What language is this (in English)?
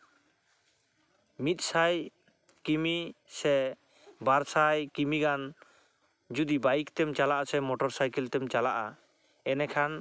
Santali